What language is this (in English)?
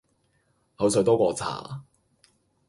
Cantonese